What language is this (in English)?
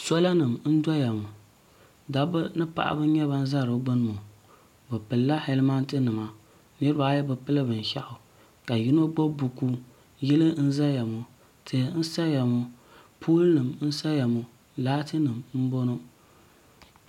Dagbani